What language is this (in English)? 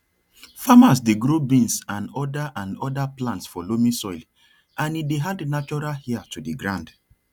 Nigerian Pidgin